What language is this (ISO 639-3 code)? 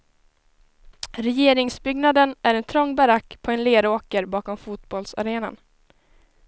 swe